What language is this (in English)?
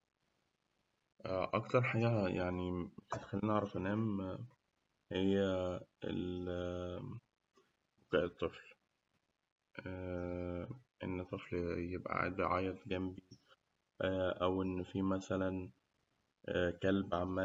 Egyptian Arabic